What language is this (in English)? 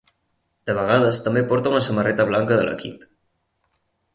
Catalan